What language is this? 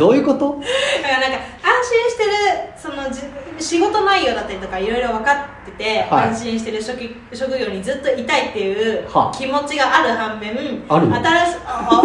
Japanese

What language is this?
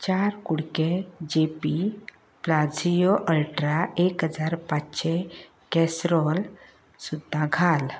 Konkani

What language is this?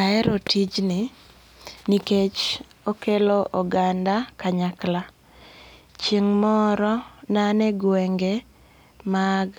Luo (Kenya and Tanzania)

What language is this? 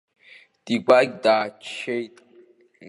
Abkhazian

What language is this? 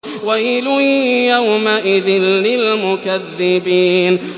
Arabic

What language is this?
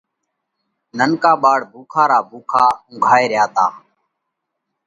Parkari Koli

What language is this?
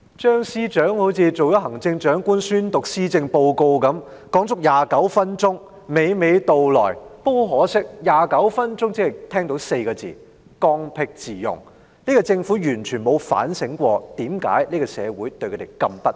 Cantonese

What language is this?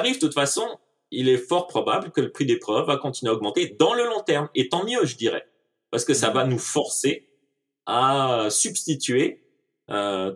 French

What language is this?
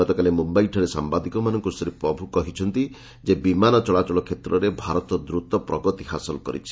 Odia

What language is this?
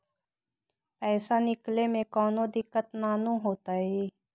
Magahi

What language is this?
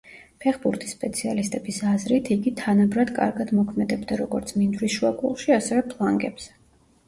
Georgian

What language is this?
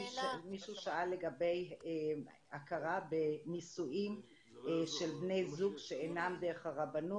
Hebrew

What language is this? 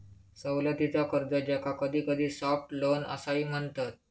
Marathi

